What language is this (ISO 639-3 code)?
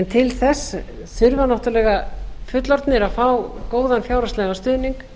isl